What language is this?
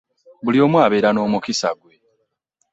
Ganda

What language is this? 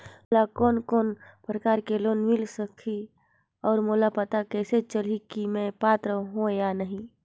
Chhattisgarhi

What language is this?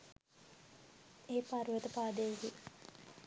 Sinhala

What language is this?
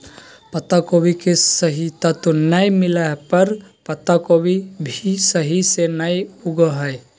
Magahi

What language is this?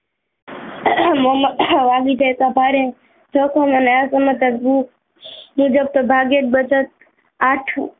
Gujarati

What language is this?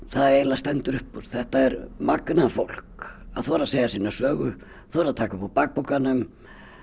Icelandic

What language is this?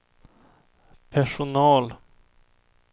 Swedish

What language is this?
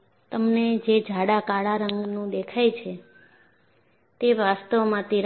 Gujarati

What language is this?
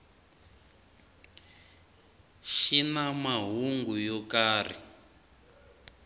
Tsonga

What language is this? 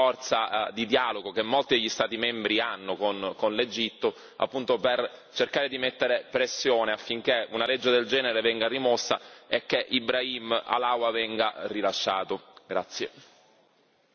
Italian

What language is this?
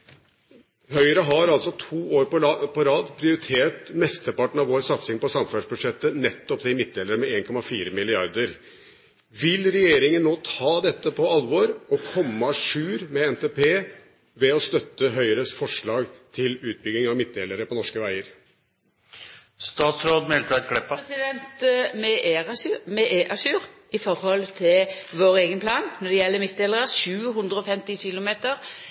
Norwegian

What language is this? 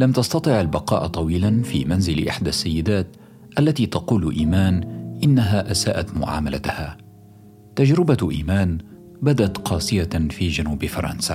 Arabic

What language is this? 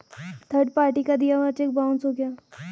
Hindi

